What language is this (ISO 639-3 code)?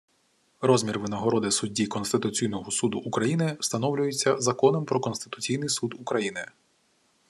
ukr